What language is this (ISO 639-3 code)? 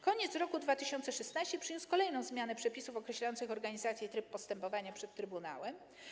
pol